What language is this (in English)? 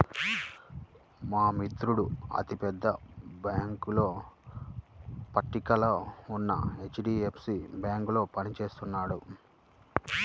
Telugu